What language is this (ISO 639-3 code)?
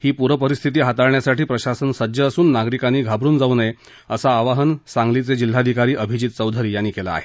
mar